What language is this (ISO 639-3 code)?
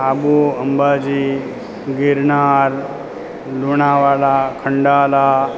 guj